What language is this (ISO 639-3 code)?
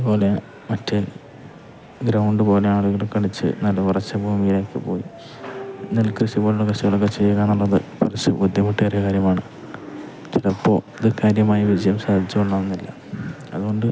mal